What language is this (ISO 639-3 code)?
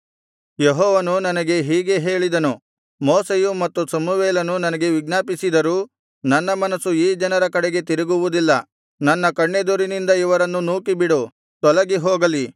kan